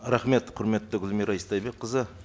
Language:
Kazakh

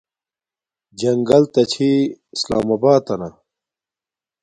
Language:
Domaaki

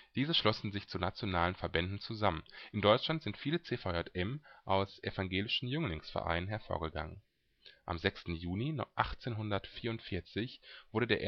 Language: German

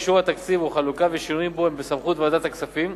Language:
Hebrew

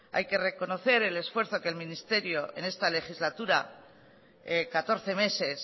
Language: Spanish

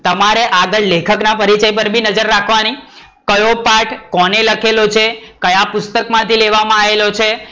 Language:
Gujarati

